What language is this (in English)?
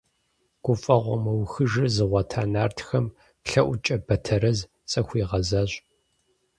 Kabardian